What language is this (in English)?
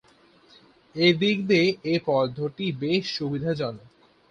Bangla